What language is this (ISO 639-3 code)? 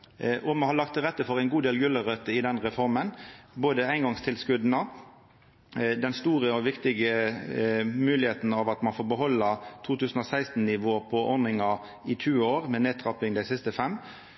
nno